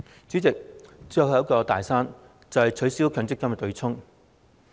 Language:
Cantonese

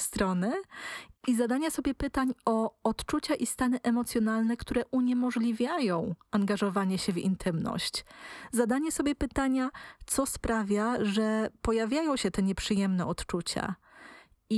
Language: Polish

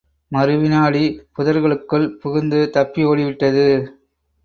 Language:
Tamil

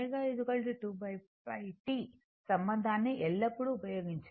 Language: Telugu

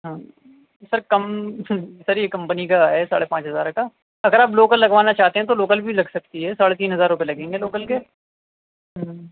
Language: Urdu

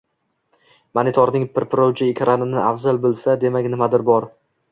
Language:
Uzbek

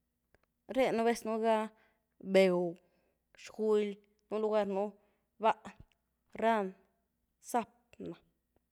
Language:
Güilá Zapotec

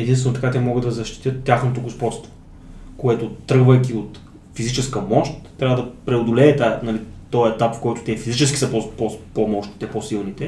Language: Bulgarian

